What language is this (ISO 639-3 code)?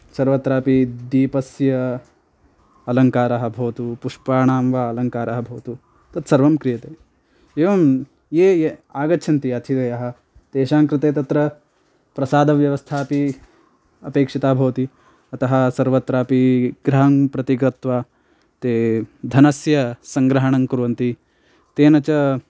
san